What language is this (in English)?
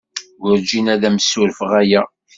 Kabyle